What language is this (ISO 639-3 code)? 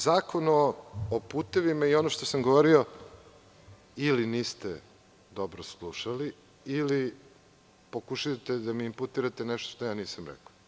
srp